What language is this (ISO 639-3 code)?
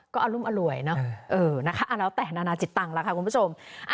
tha